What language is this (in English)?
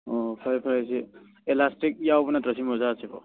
Manipuri